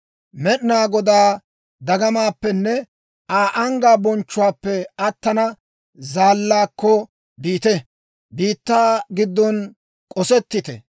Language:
Dawro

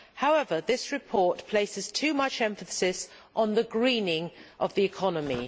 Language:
English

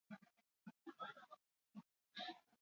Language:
Basque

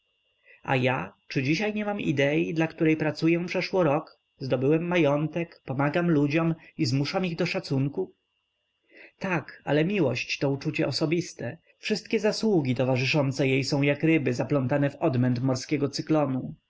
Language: Polish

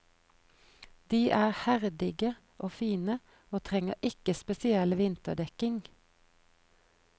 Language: Norwegian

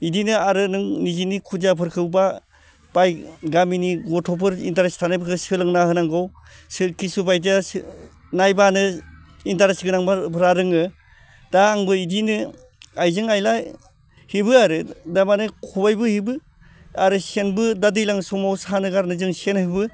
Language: Bodo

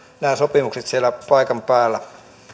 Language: Finnish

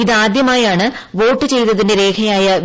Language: Malayalam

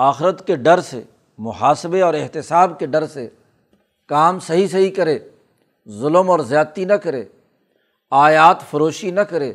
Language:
Urdu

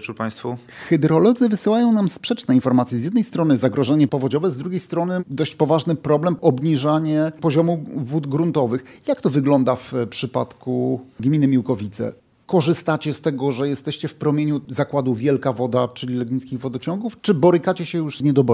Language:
Polish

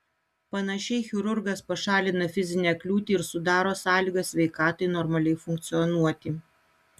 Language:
Lithuanian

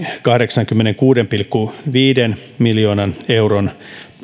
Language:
Finnish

